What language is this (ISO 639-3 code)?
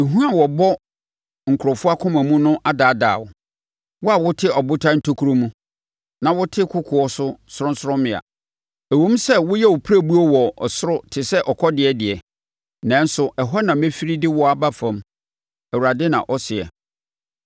aka